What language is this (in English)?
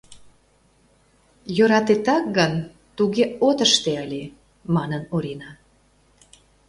Mari